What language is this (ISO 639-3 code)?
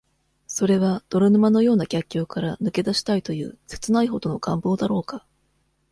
jpn